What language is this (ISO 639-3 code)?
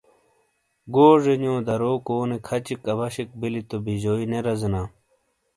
scl